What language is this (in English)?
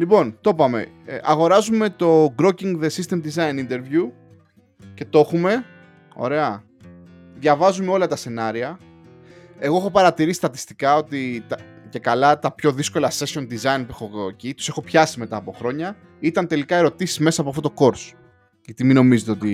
Greek